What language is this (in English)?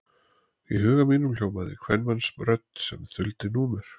Icelandic